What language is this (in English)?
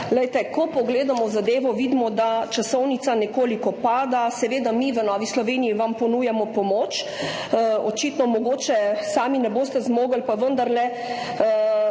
Slovenian